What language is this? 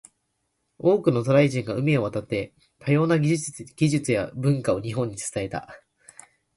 Japanese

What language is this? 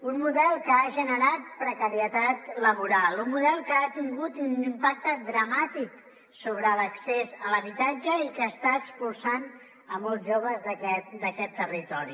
Catalan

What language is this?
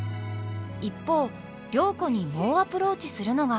Japanese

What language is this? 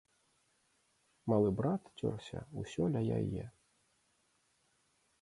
Belarusian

